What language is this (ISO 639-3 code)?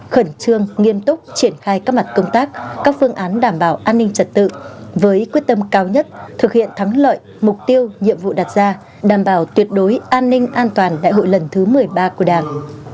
vie